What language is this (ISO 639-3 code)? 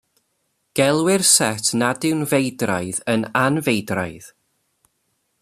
cym